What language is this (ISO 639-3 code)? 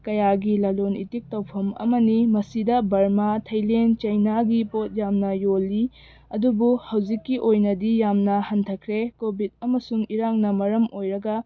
mni